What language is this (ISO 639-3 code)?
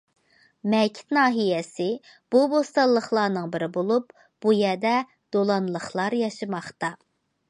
uig